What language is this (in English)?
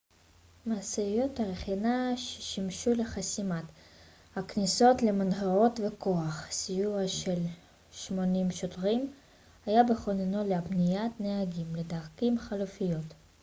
Hebrew